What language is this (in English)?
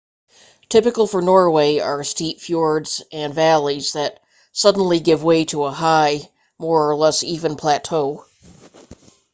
English